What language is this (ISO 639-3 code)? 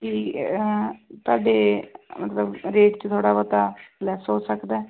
pan